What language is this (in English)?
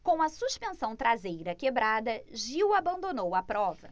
Portuguese